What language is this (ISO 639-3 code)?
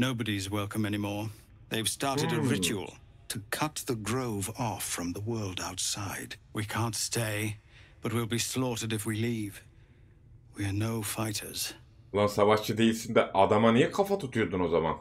tur